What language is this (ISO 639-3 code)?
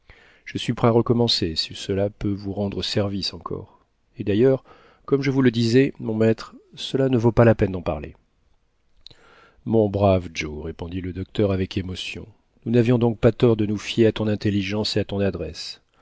fra